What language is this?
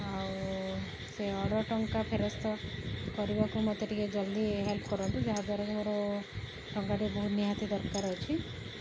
Odia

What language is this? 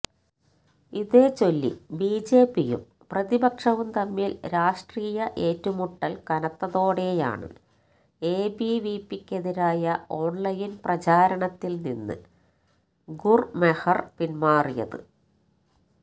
Malayalam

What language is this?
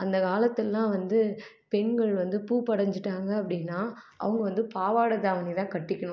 Tamil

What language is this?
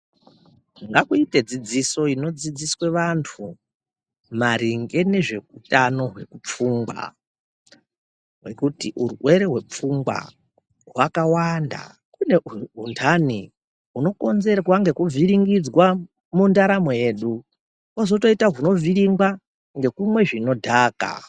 Ndau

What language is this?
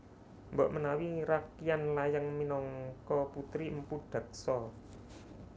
Javanese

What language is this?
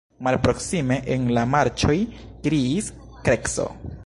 Esperanto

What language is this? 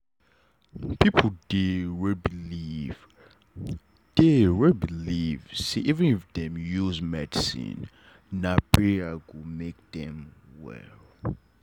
Nigerian Pidgin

